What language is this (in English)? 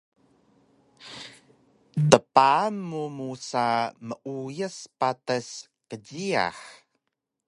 Taroko